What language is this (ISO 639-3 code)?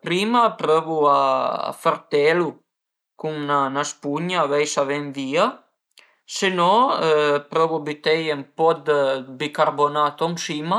pms